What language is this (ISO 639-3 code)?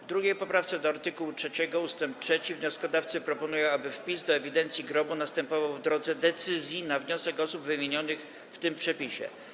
pol